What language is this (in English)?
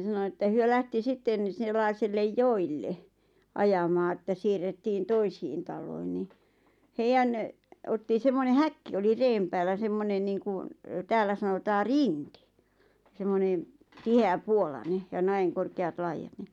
Finnish